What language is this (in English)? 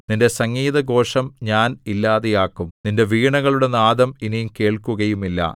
Malayalam